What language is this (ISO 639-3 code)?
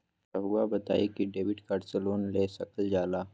mag